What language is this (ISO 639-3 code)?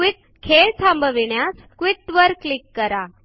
mar